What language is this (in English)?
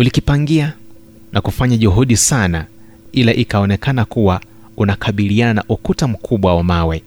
Swahili